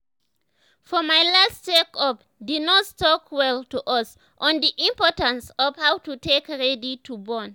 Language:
Nigerian Pidgin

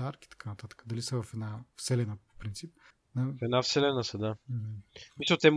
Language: Bulgarian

